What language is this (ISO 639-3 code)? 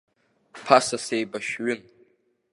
abk